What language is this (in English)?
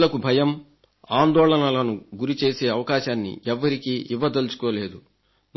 Telugu